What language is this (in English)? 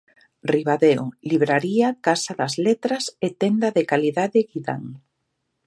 Galician